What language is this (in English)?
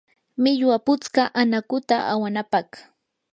Yanahuanca Pasco Quechua